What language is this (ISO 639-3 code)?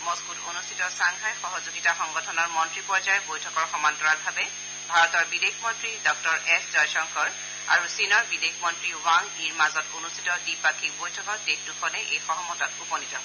asm